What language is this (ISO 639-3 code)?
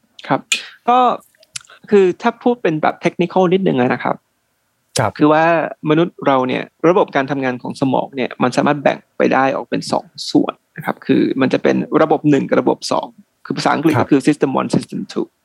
tha